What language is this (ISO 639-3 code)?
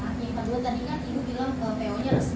ind